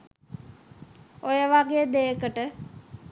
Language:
Sinhala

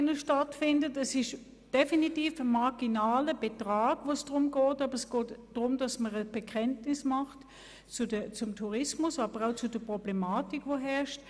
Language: Swiss German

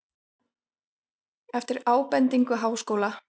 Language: Icelandic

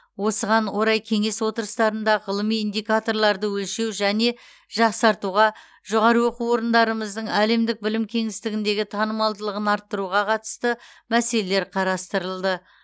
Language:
Kazakh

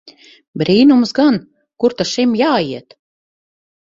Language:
Latvian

